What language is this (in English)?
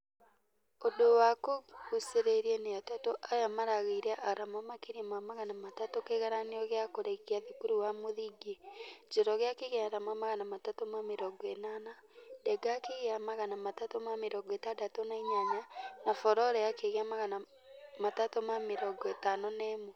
Kikuyu